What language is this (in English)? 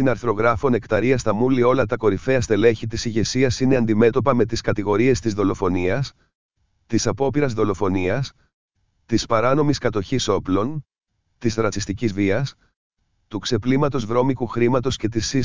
Greek